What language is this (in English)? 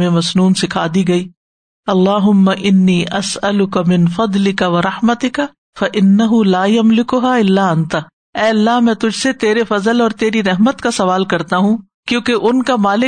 Urdu